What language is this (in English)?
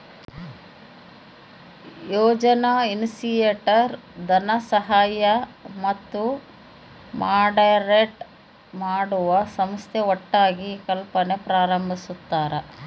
Kannada